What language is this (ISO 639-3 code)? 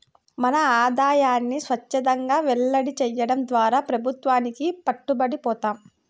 tel